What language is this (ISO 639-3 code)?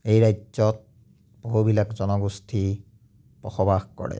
asm